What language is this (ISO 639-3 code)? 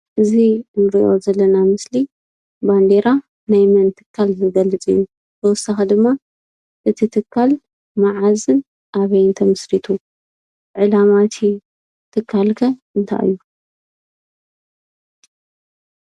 tir